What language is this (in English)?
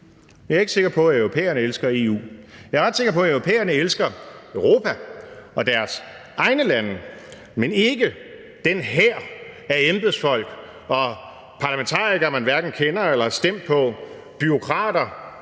Danish